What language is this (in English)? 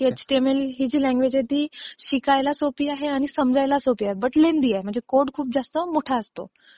Marathi